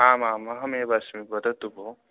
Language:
Sanskrit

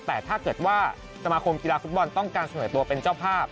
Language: Thai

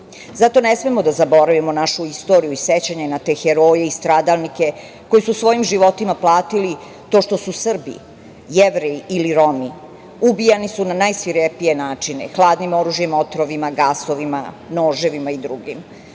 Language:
Serbian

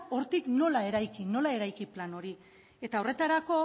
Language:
Basque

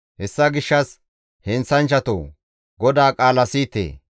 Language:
Gamo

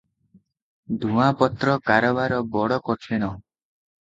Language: Odia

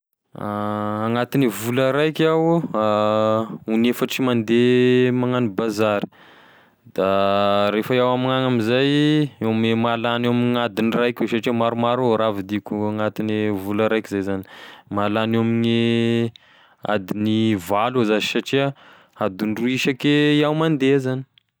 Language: Tesaka Malagasy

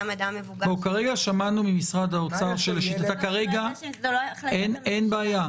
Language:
Hebrew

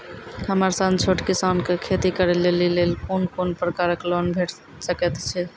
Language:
Maithili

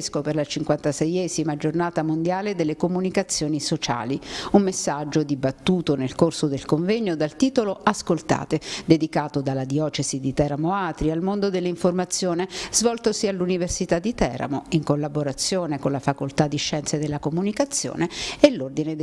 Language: Italian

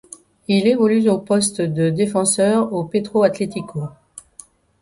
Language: French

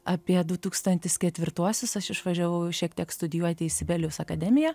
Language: Lithuanian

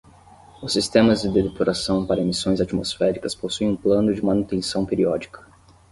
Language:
Portuguese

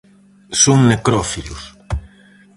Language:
Galician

